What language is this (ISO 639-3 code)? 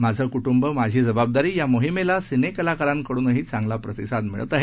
mar